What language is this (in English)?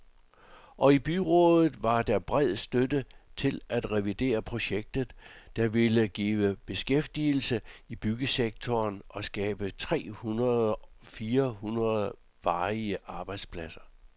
Danish